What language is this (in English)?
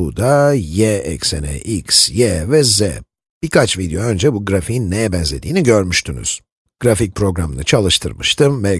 Turkish